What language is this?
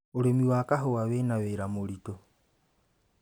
Kikuyu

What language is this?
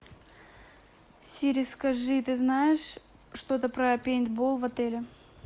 Russian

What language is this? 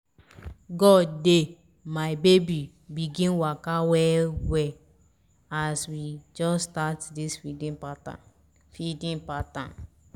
Nigerian Pidgin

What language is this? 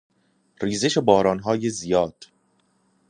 Persian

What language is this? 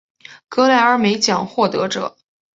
Chinese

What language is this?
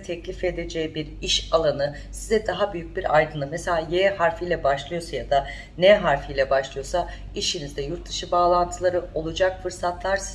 Turkish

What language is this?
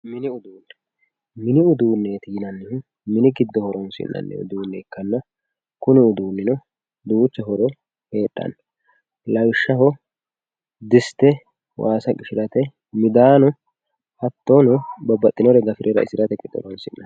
Sidamo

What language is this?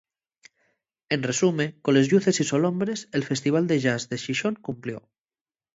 Asturian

